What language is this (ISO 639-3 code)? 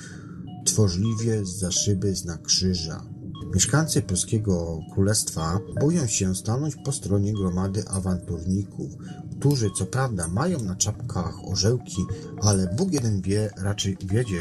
pol